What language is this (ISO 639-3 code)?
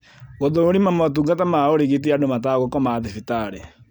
kik